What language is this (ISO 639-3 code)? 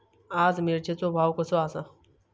mar